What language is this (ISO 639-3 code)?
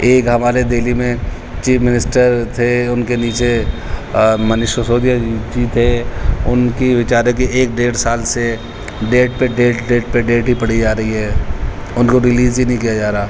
urd